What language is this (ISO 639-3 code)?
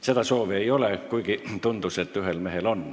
est